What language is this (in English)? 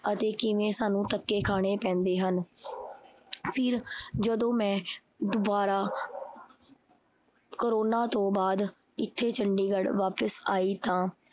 Punjabi